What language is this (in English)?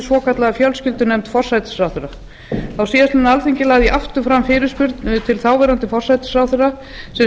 Icelandic